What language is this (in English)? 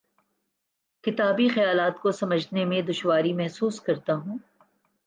Urdu